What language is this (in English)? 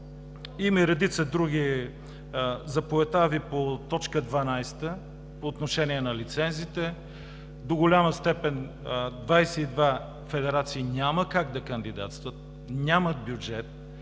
Bulgarian